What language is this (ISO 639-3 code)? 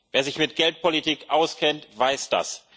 deu